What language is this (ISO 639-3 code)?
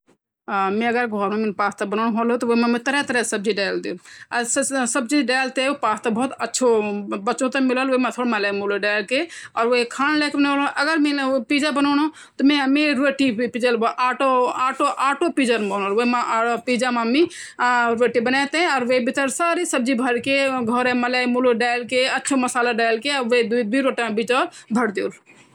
gbm